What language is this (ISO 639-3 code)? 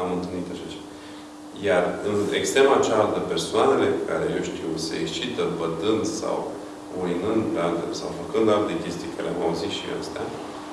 ron